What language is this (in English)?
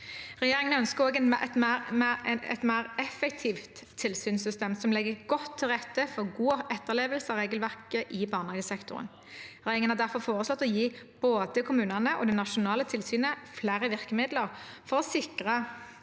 Norwegian